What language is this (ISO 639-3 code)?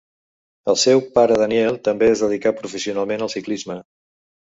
cat